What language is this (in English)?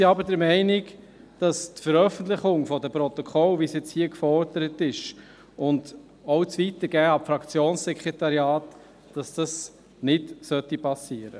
Swiss German